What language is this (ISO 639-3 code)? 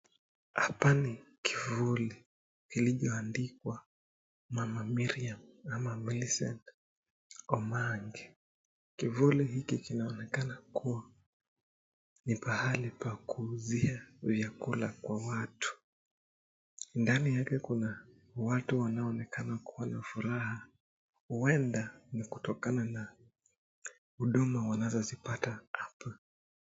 swa